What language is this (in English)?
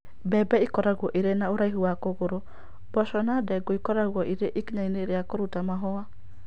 Kikuyu